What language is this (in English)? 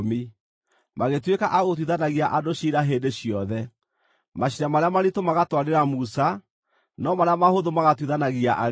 Kikuyu